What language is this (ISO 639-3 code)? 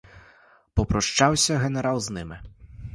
ukr